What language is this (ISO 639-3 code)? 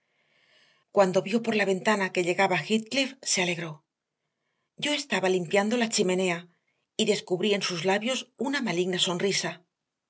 spa